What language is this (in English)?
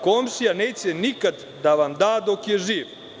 Serbian